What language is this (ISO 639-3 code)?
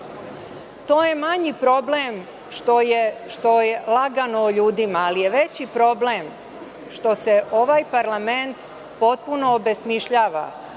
srp